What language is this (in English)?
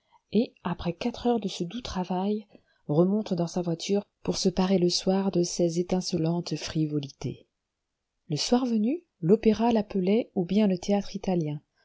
French